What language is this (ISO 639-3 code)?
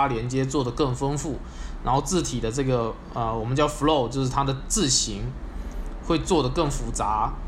zho